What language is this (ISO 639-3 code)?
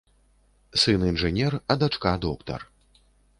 bel